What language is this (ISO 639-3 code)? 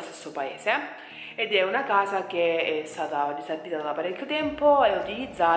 ita